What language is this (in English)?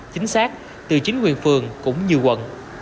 Vietnamese